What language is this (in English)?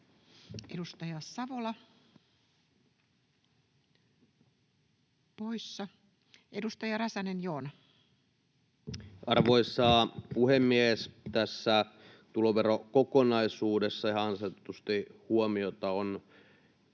Finnish